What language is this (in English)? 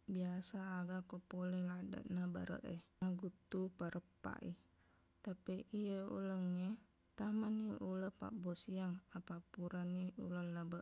Buginese